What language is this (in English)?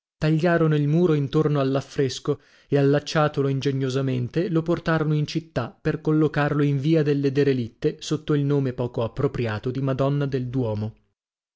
Italian